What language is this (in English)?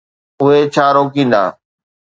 Sindhi